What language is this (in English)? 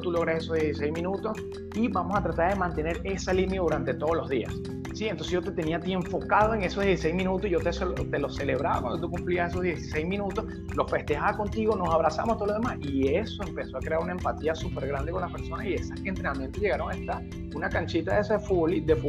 Spanish